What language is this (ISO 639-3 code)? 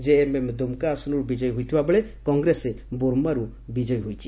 ori